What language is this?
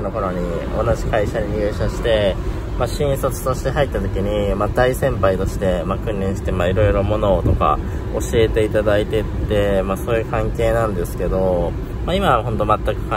Japanese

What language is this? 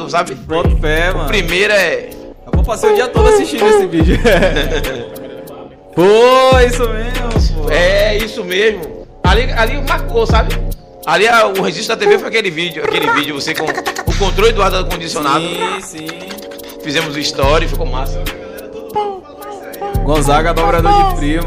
Portuguese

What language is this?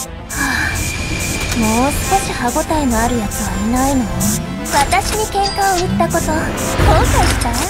Japanese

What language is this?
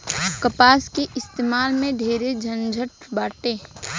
Bhojpuri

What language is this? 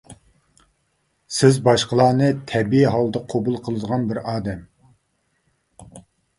Uyghur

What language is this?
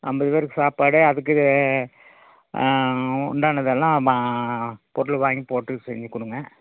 Tamil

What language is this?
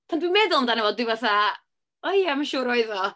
Welsh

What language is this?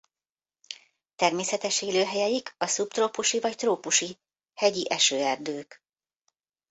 Hungarian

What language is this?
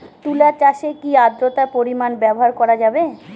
Bangla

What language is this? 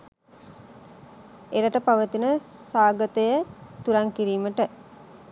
Sinhala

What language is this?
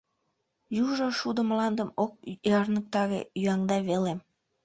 Mari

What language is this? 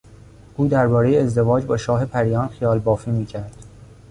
Persian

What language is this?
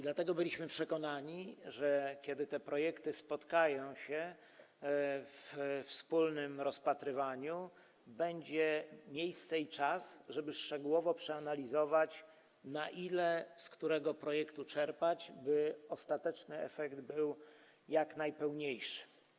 Polish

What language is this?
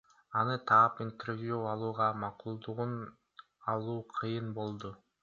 Kyrgyz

